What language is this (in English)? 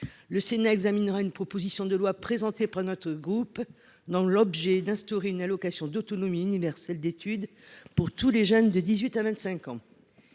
French